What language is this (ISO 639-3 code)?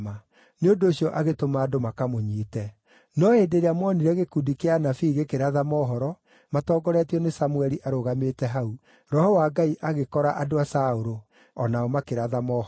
kik